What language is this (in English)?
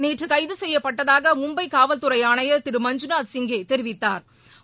Tamil